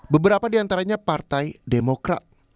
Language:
Indonesian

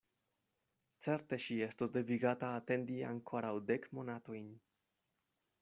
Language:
Esperanto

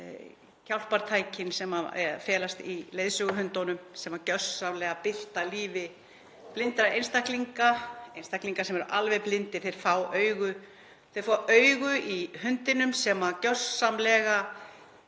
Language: Icelandic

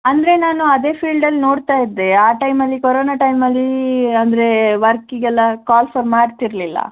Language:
Kannada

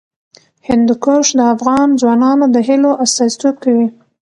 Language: Pashto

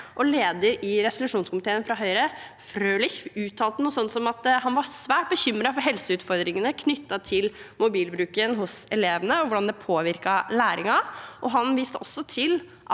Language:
Norwegian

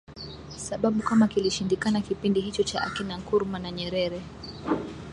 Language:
Swahili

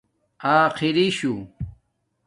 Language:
Domaaki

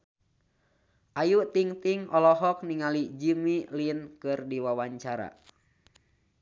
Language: Sundanese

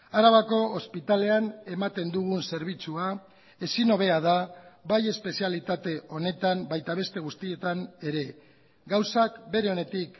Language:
Basque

